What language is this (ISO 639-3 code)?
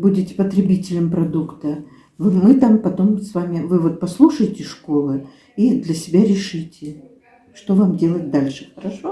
rus